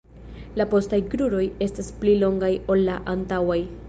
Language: Esperanto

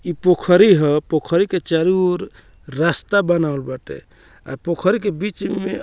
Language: Bhojpuri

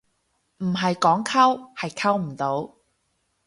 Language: Cantonese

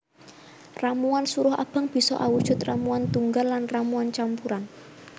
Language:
Javanese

